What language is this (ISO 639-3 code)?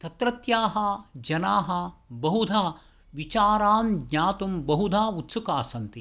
san